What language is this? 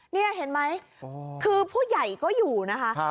Thai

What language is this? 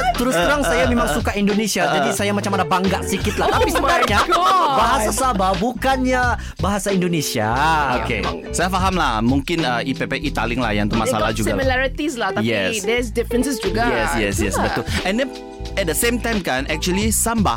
Malay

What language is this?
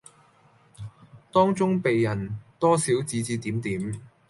Cantonese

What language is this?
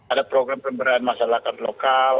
Indonesian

